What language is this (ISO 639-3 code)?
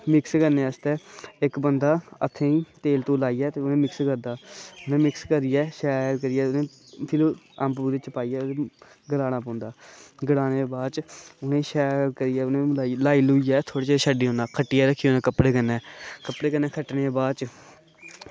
doi